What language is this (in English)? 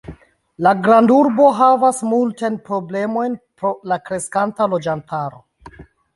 Esperanto